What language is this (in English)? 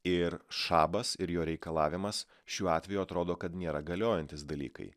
Lithuanian